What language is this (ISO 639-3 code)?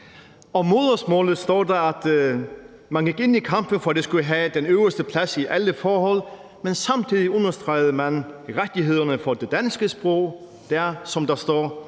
dan